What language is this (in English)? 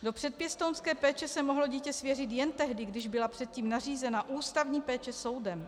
Czech